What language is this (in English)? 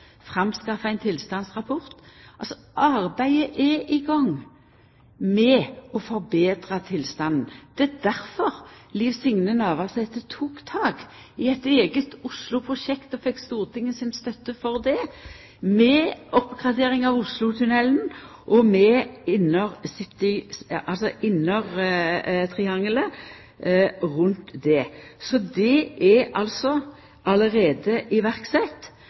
Norwegian Nynorsk